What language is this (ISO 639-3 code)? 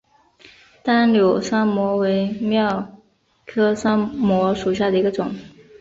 zho